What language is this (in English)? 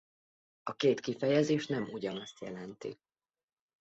Hungarian